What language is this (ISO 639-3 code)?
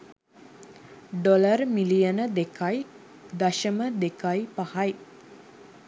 sin